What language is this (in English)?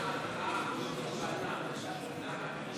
Hebrew